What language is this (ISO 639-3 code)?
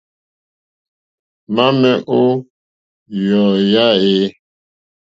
bri